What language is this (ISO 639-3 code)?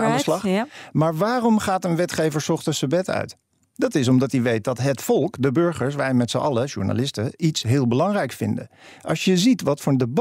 nld